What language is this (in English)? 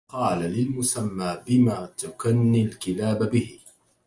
Arabic